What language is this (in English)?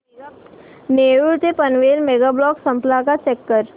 Marathi